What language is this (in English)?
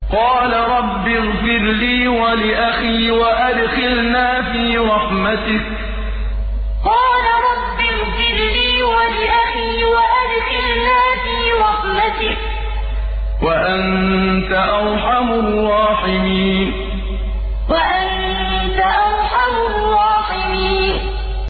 Arabic